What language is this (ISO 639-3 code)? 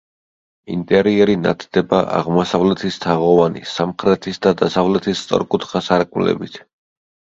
kat